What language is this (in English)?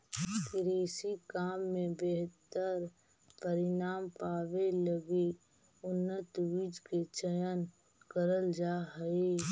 Magahi